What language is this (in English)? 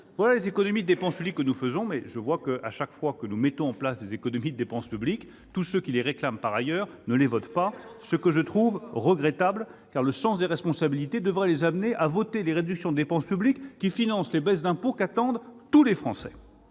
French